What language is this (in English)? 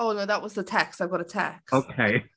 English